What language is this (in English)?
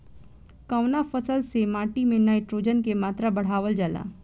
Bhojpuri